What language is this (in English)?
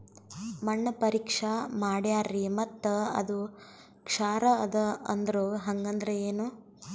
Kannada